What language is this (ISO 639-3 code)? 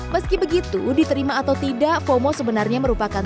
ind